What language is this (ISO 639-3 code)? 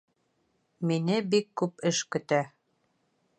bak